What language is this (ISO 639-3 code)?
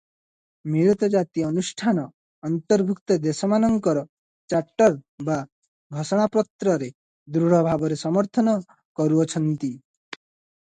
ori